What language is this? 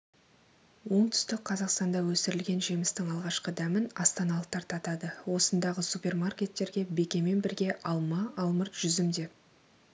Kazakh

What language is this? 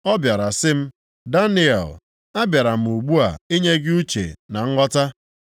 Igbo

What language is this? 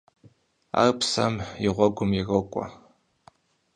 Kabardian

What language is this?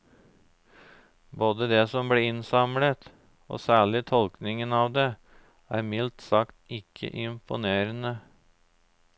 Norwegian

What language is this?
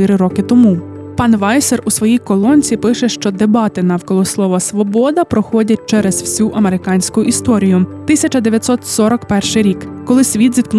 Ukrainian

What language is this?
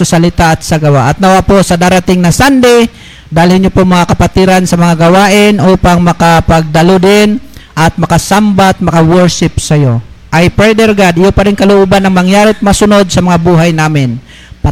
Filipino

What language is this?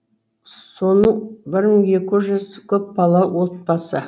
Kazakh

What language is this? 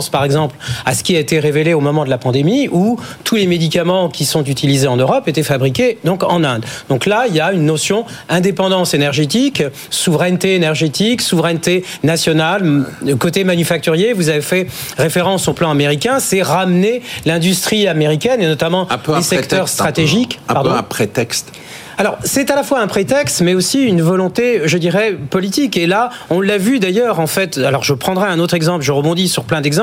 French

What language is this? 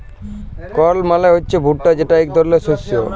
Bangla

